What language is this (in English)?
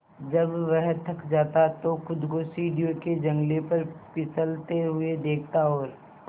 Hindi